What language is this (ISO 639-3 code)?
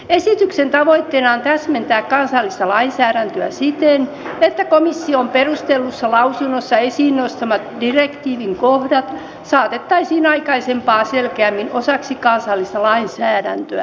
fin